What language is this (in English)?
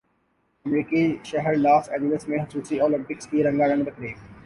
Urdu